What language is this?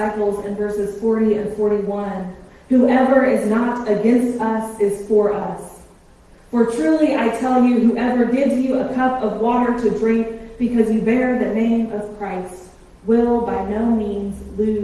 English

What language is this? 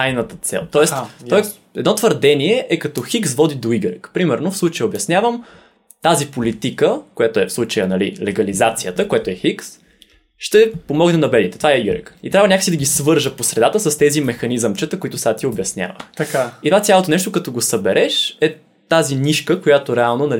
Bulgarian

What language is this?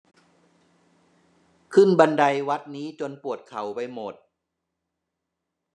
Thai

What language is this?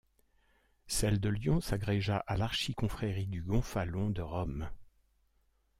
French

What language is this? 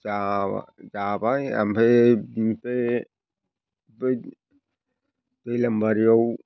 Bodo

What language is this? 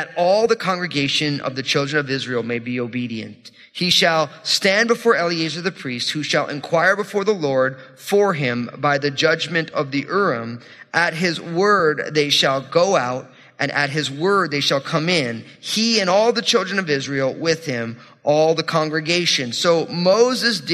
English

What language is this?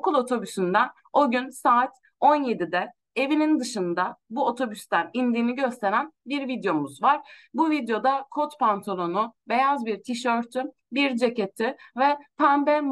Turkish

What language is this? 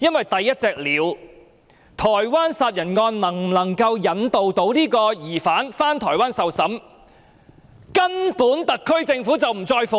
Cantonese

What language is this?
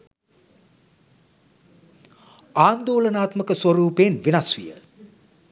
Sinhala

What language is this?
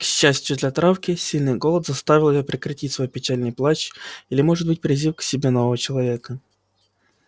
Russian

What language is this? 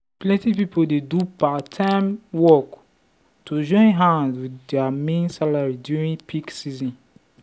Nigerian Pidgin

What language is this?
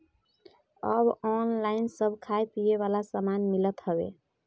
Bhojpuri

